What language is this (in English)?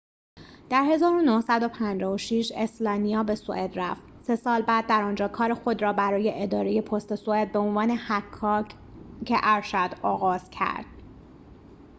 Persian